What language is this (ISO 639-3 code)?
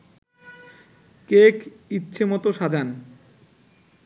ben